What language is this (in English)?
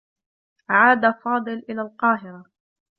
Arabic